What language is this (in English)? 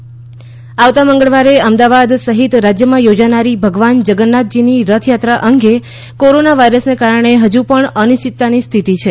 Gujarati